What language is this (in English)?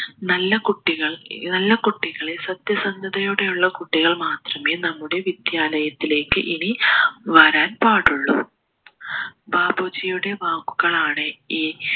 Malayalam